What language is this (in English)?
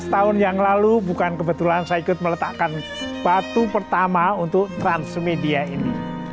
Indonesian